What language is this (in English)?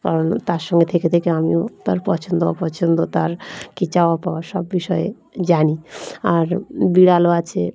Bangla